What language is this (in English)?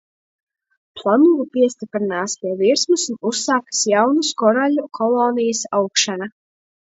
Latvian